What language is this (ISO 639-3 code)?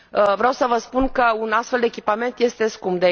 ron